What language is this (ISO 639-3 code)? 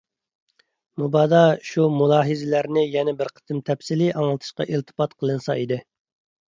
uig